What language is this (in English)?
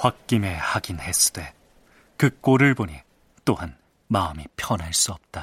Korean